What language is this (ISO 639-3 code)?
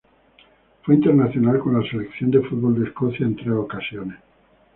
spa